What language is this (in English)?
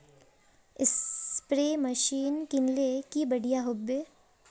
Magahi